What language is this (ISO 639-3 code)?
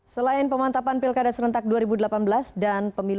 ind